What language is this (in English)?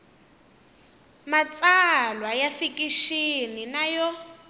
Tsonga